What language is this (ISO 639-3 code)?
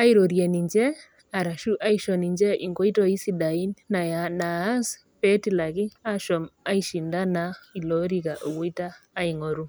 mas